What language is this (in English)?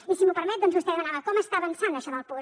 Catalan